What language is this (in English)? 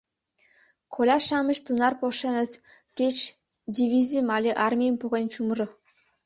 Mari